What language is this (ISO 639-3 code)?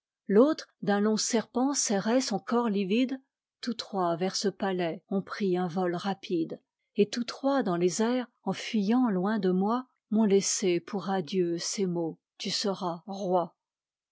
fra